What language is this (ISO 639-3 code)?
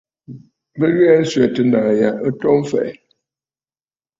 bfd